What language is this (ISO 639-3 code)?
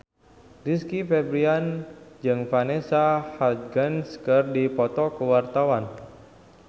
sun